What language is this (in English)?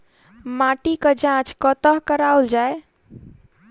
Maithili